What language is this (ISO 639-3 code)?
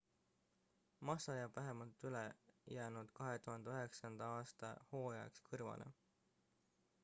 est